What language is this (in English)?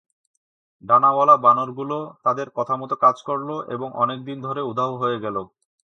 Bangla